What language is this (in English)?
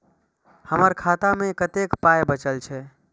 Maithili